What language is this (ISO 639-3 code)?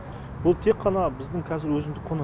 kaz